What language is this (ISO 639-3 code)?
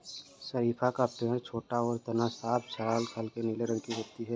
hin